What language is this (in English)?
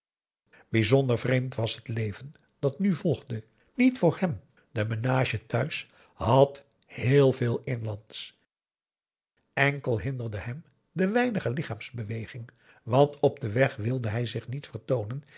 Dutch